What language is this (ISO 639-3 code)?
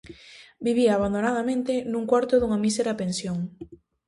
glg